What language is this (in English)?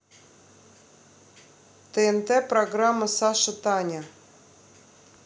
Russian